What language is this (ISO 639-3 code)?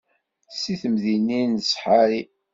kab